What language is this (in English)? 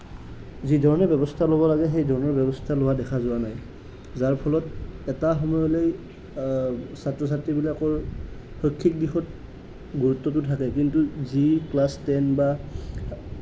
Assamese